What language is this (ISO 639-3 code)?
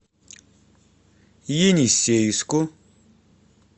rus